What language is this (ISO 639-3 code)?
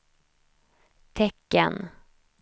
swe